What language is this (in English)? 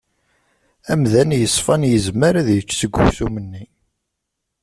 Kabyle